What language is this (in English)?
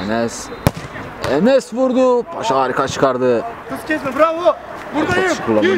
Turkish